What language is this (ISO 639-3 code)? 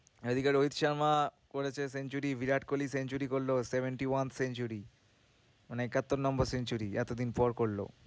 ben